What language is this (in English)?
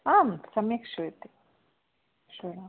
Sanskrit